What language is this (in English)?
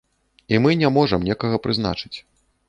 Belarusian